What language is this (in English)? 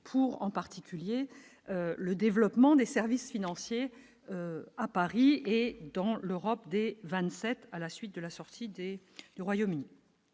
French